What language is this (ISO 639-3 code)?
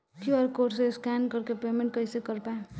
bho